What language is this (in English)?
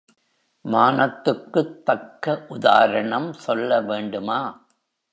Tamil